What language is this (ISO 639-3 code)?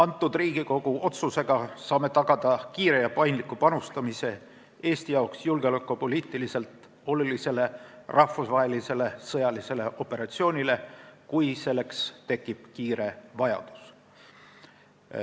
est